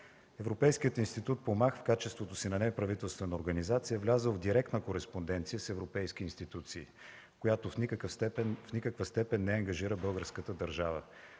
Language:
Bulgarian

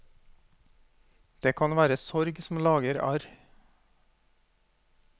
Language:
Norwegian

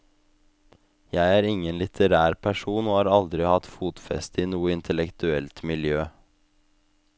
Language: Norwegian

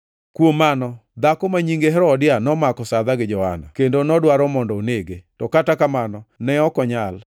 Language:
Luo (Kenya and Tanzania)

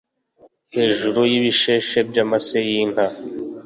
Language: Kinyarwanda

